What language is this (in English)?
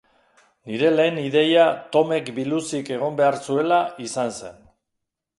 Basque